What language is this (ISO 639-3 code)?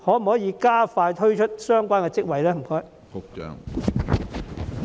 yue